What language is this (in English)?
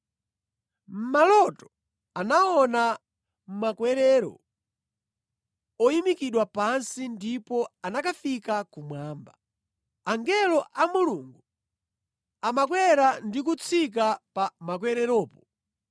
Nyanja